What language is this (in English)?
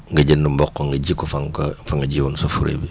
Wolof